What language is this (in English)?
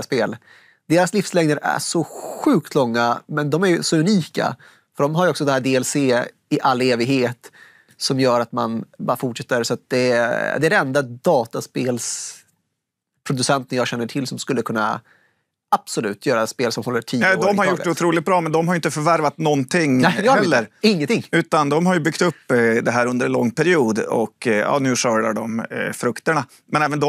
Swedish